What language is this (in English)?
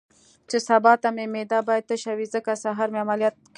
Pashto